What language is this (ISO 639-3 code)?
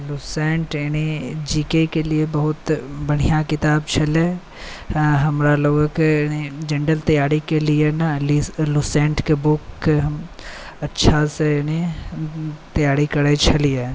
mai